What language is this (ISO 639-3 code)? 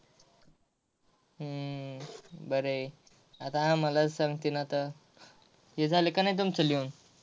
mar